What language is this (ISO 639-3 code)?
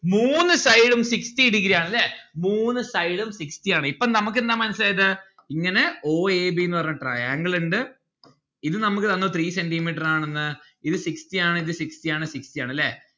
mal